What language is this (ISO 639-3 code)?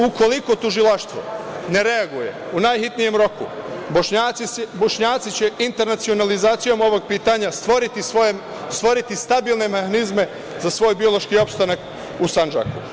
srp